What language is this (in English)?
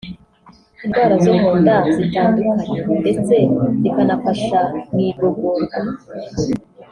Kinyarwanda